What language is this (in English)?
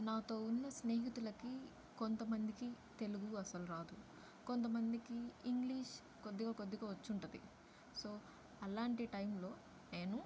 Telugu